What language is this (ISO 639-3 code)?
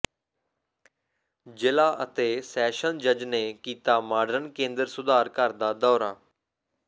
pan